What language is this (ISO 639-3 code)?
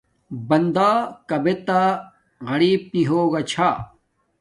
dmk